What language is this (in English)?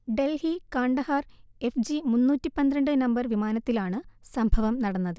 Malayalam